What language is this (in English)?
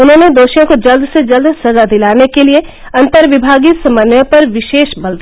Hindi